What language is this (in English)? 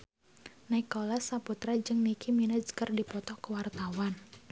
Sundanese